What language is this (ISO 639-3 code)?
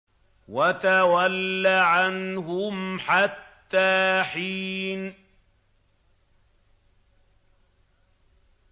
ara